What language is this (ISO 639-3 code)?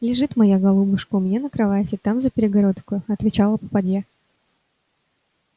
rus